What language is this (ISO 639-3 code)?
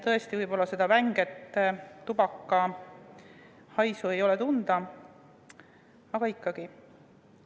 est